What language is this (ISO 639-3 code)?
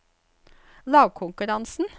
nor